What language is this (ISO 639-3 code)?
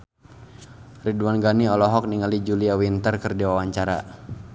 sun